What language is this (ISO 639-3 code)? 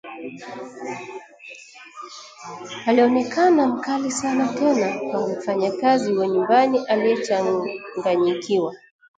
swa